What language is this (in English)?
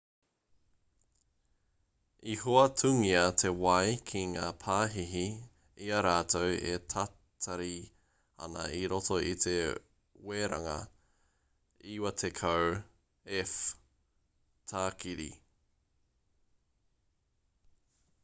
Māori